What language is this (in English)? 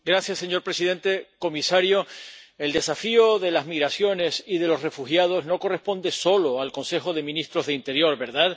Spanish